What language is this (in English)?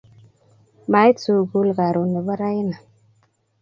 Kalenjin